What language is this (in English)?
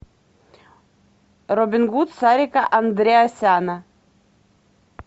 Russian